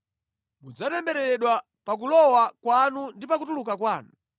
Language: Nyanja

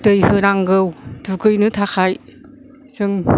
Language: Bodo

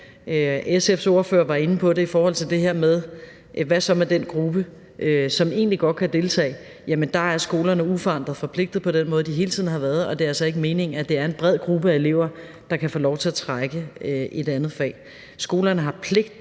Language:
Danish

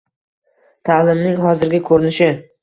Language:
Uzbek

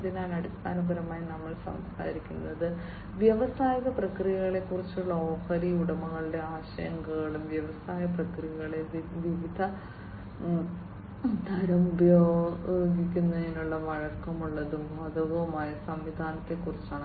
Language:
Malayalam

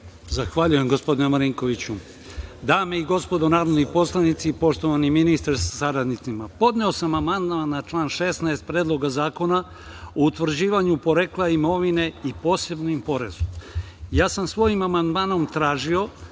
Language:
Serbian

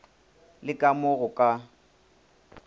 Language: Northern Sotho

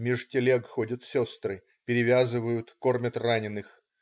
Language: Russian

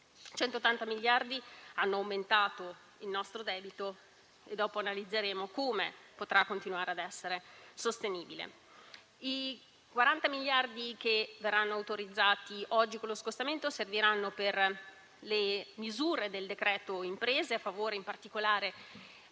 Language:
Italian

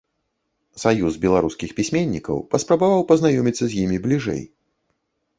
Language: Belarusian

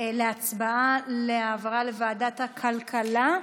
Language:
Hebrew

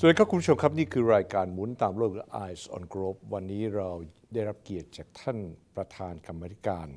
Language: Thai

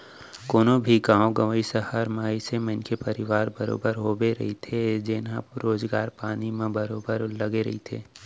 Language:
Chhattisgarhi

